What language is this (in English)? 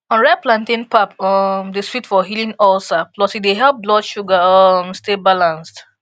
Nigerian Pidgin